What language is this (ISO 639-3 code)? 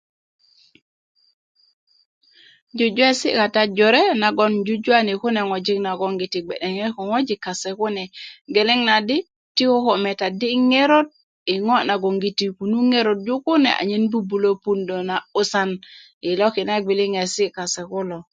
ukv